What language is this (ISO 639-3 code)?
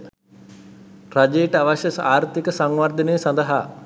sin